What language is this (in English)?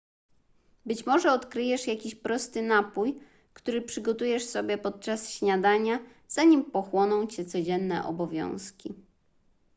Polish